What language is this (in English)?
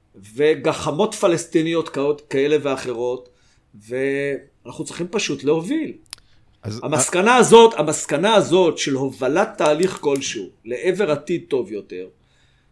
Hebrew